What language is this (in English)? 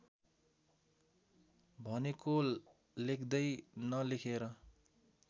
Nepali